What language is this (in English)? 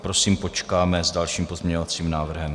Czech